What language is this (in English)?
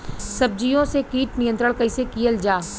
Bhojpuri